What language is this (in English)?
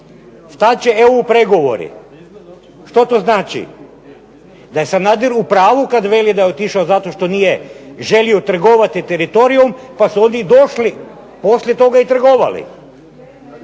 Croatian